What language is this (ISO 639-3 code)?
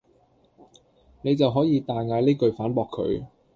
yue